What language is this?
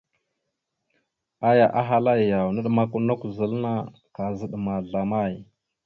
Mada (Cameroon)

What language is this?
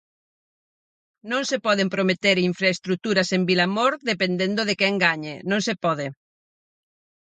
Galician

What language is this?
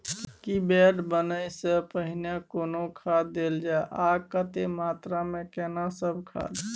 Maithili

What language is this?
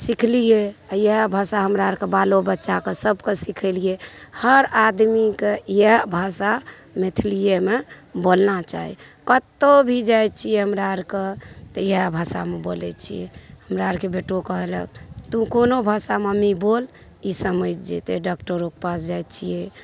Maithili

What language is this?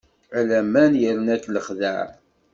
Kabyle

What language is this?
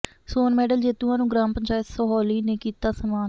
Punjabi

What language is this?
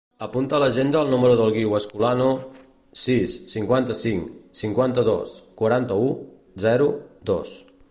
Catalan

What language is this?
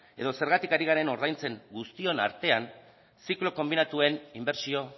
Basque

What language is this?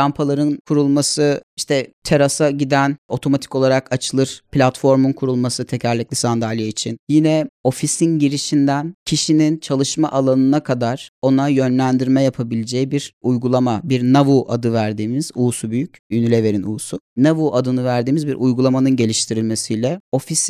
Turkish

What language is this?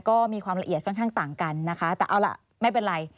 Thai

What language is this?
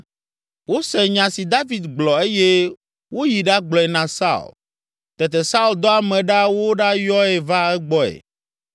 Ewe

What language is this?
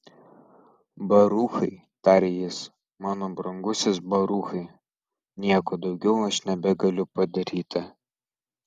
Lithuanian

